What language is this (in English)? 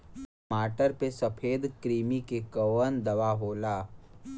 Bhojpuri